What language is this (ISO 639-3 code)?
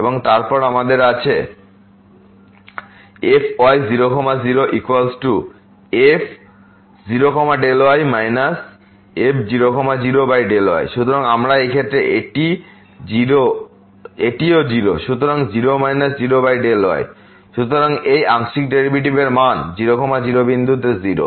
ben